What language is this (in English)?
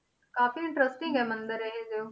Punjabi